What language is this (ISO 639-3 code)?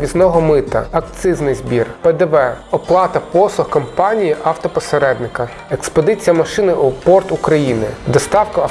ukr